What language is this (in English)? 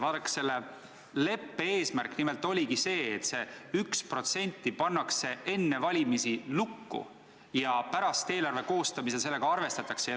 Estonian